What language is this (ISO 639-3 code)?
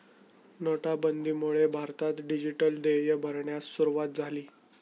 mar